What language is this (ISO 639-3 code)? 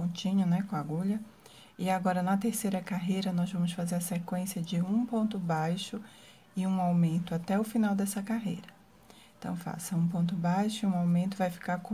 por